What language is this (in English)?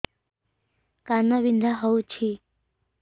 Odia